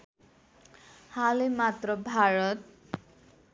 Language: Nepali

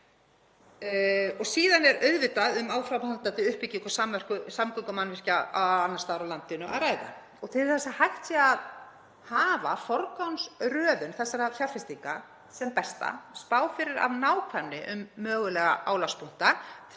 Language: Icelandic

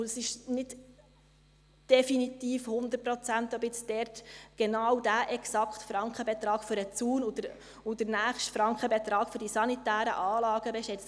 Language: Swiss German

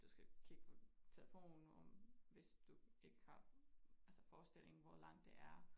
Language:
Danish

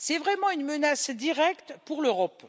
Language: French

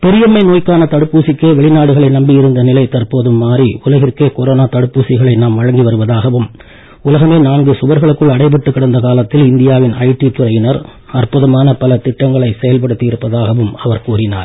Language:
Tamil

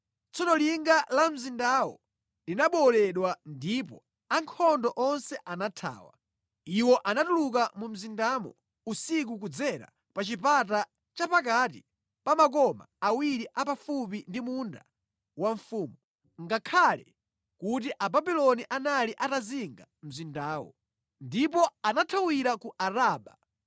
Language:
Nyanja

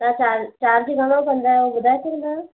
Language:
Sindhi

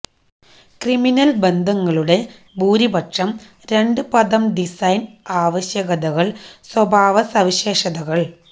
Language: Malayalam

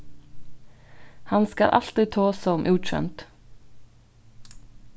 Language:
Faroese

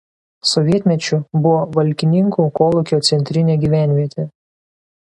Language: Lithuanian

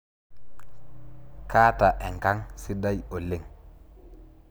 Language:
Masai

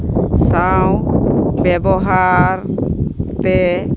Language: Santali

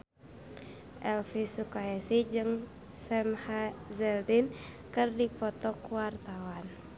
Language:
Sundanese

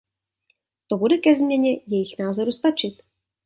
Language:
Czech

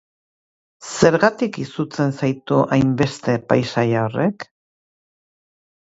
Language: Basque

